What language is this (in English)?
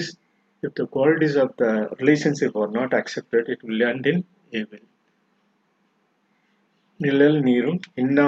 Tamil